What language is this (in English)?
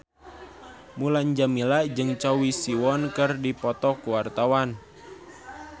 Sundanese